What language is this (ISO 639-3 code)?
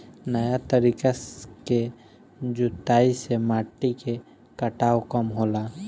bho